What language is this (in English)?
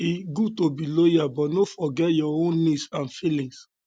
Nigerian Pidgin